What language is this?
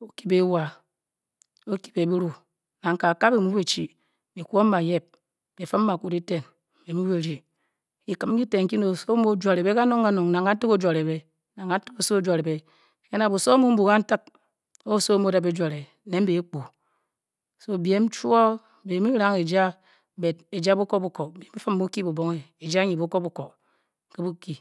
Bokyi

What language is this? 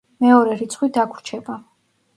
Georgian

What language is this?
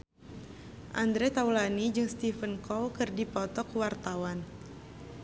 Sundanese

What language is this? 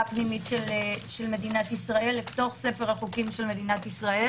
Hebrew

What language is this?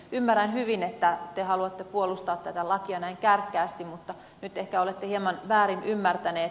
Finnish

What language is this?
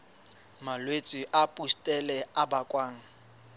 Southern Sotho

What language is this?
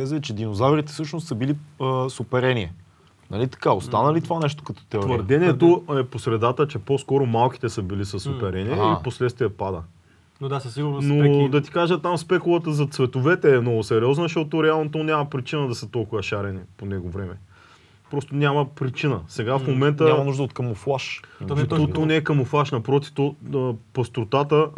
Bulgarian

